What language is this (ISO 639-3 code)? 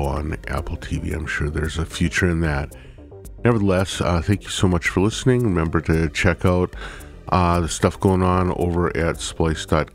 eng